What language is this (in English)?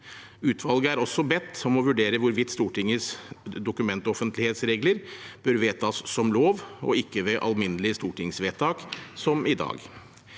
Norwegian